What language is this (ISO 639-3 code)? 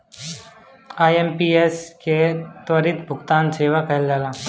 bho